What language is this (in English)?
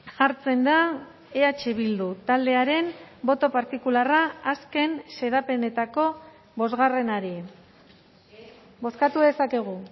Basque